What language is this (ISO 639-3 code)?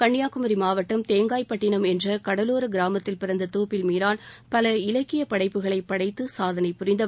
tam